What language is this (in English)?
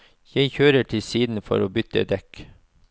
Norwegian